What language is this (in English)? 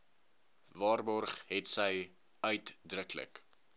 Afrikaans